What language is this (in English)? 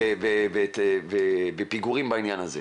Hebrew